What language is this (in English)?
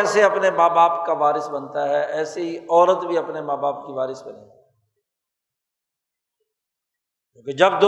Urdu